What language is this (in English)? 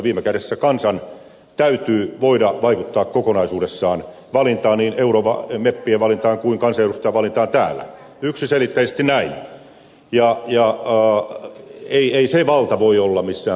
Finnish